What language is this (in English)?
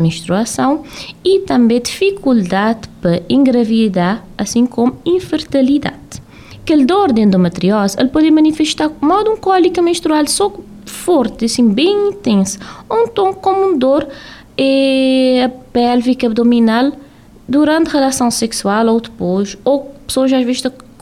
Portuguese